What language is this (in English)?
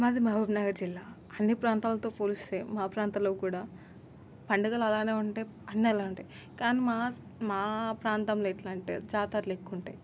Telugu